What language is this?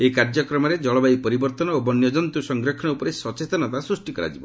Odia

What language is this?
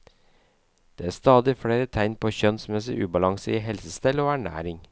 Norwegian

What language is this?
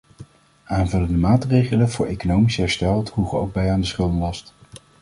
Dutch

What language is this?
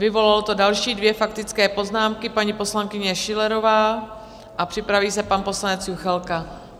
Czech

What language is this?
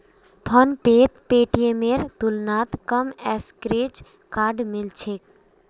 Magahi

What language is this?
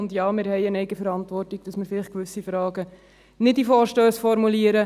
Swiss German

